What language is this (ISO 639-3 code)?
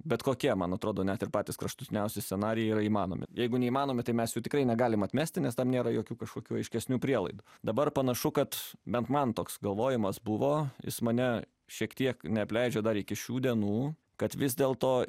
lit